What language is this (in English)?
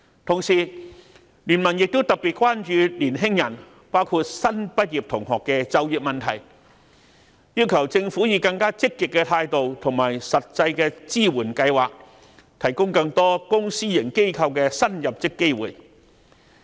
Cantonese